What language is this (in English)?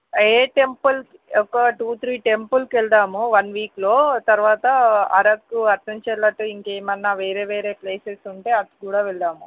Telugu